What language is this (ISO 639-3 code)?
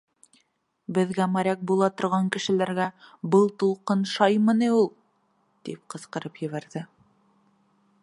bak